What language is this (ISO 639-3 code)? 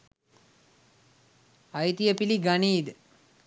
sin